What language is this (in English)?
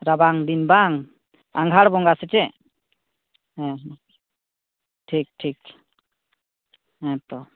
Santali